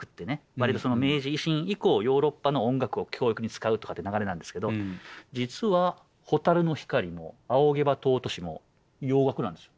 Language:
Japanese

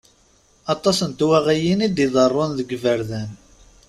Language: Kabyle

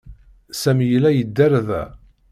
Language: Kabyle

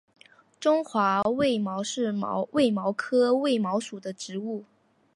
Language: Chinese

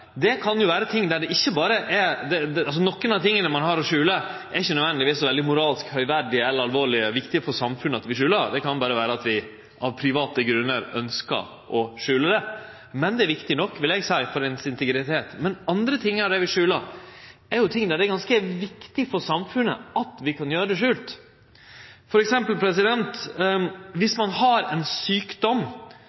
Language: Norwegian Nynorsk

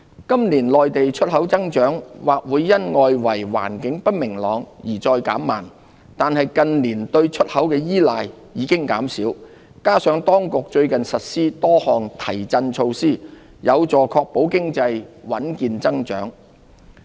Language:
Cantonese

